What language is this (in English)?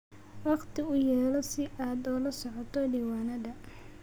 Somali